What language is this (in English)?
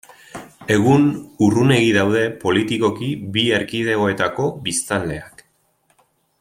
Basque